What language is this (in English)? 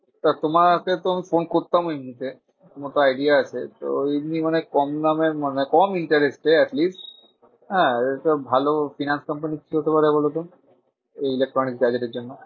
Bangla